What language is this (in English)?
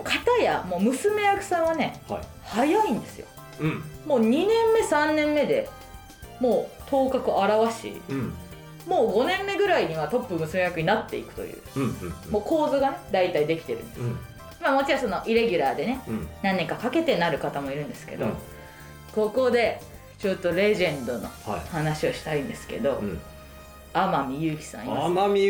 Japanese